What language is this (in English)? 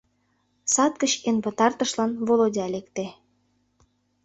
Mari